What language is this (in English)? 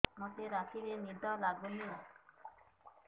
Odia